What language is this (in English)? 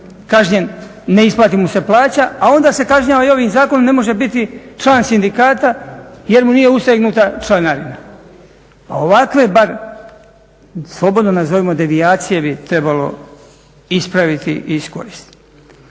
Croatian